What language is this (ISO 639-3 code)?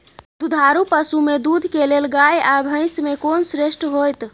mai